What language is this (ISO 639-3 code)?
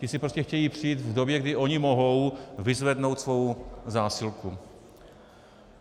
ces